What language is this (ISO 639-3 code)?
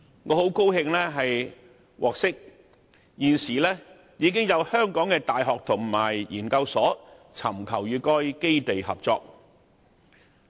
yue